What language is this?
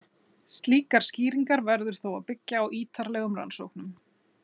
Icelandic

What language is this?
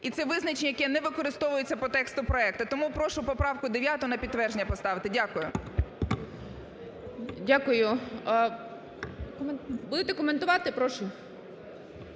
Ukrainian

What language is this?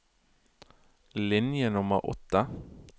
Norwegian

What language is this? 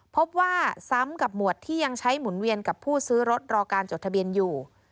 Thai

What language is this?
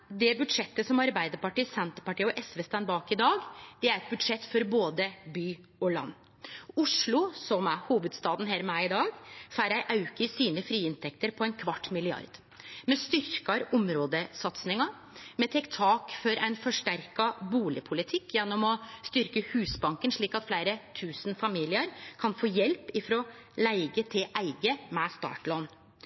Norwegian Nynorsk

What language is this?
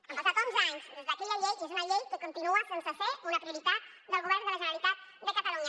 Catalan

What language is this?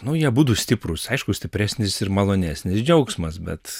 Lithuanian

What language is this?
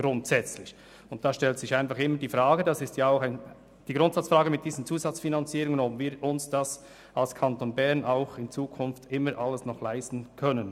Swiss German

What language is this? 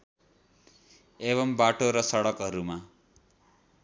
Nepali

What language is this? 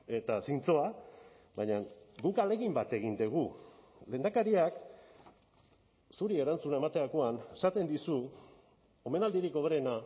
Basque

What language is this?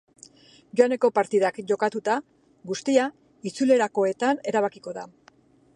Basque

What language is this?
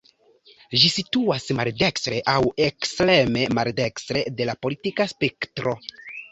Esperanto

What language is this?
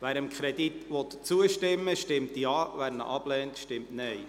Swiss German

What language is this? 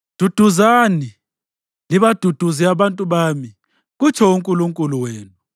North Ndebele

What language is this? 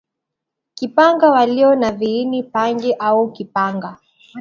Swahili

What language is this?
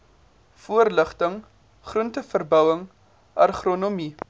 Afrikaans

